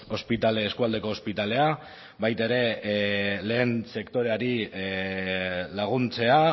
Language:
Basque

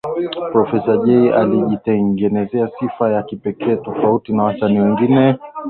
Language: Swahili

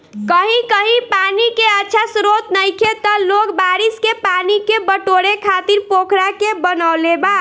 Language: Bhojpuri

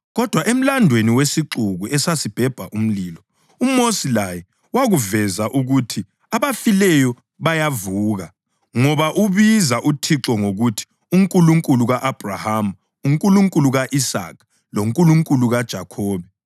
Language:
North Ndebele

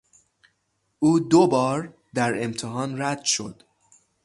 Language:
Persian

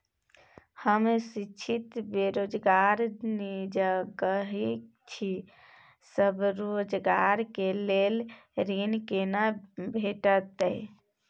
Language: Maithili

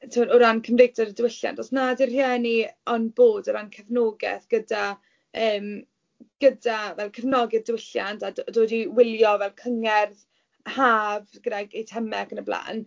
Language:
Welsh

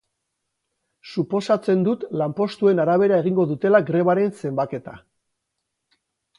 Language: Basque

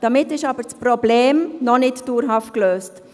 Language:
Swiss German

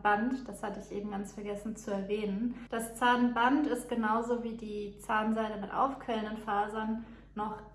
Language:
German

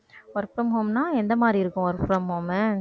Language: Tamil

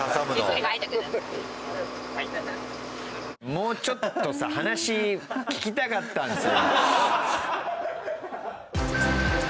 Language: Japanese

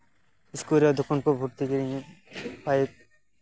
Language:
Santali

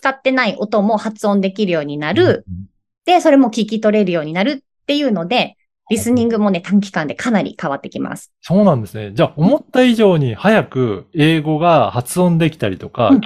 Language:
Japanese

